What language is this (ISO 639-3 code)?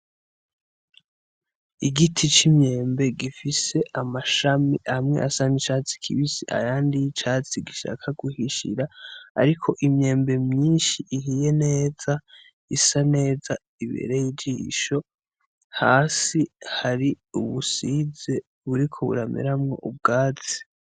run